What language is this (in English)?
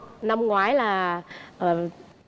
Vietnamese